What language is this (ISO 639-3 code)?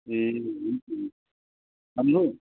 nep